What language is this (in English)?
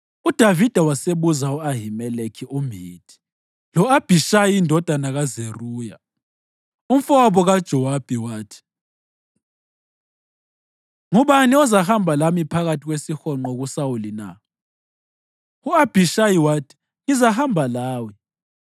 North Ndebele